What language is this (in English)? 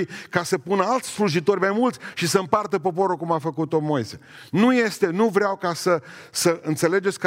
Romanian